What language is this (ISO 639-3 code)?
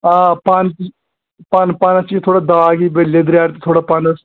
kas